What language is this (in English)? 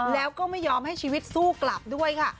Thai